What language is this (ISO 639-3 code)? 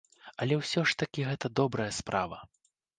bel